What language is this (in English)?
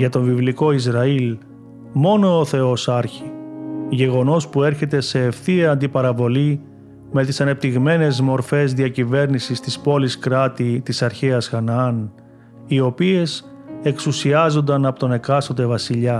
Greek